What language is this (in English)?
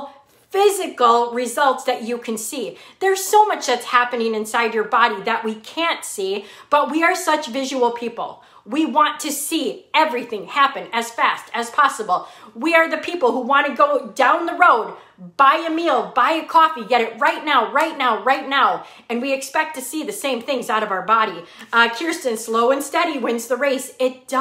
English